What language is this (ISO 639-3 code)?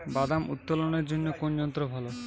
ben